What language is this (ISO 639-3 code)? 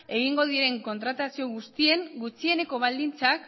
eus